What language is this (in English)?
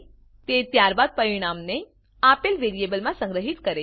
Gujarati